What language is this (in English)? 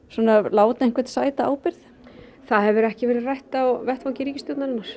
Icelandic